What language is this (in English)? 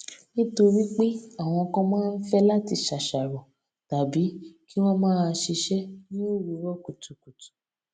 Yoruba